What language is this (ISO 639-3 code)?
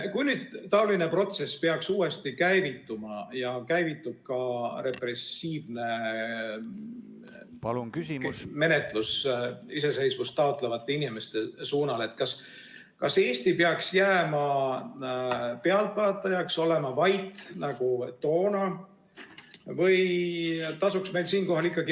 est